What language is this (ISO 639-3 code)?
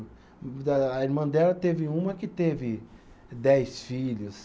por